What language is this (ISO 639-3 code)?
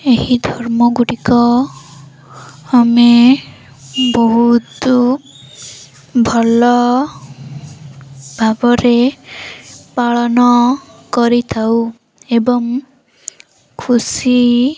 ori